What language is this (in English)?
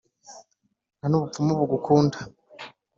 Kinyarwanda